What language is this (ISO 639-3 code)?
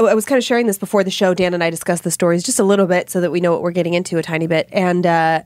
eng